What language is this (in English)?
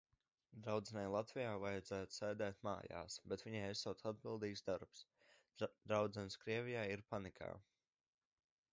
Latvian